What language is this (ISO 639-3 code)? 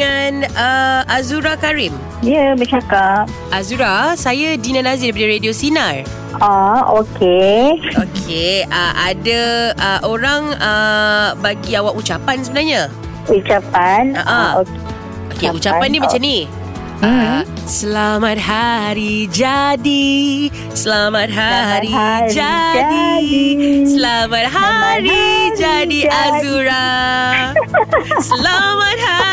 msa